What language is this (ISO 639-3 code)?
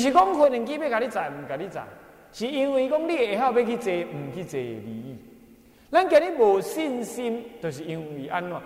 zho